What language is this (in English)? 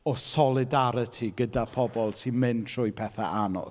Welsh